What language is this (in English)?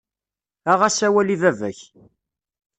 Kabyle